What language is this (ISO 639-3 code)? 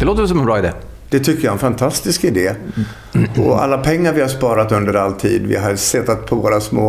swe